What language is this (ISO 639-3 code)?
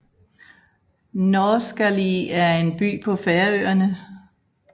dan